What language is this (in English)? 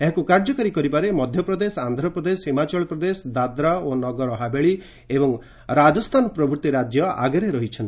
Odia